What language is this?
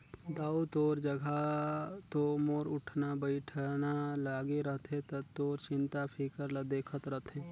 Chhattisgarhi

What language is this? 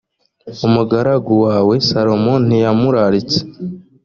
Kinyarwanda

